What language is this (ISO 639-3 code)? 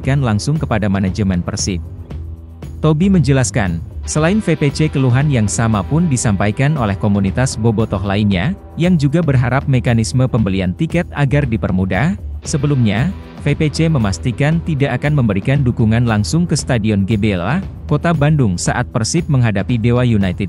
ind